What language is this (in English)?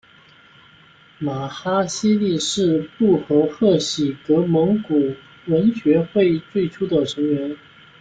Chinese